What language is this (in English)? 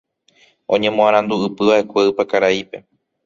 Guarani